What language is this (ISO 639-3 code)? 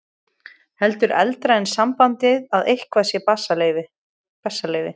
isl